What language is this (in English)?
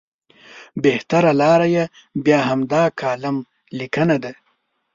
Pashto